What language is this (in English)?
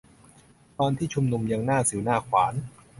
Thai